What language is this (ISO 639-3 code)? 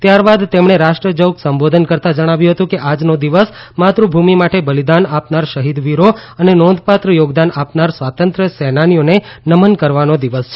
guj